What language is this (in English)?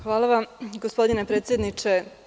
Serbian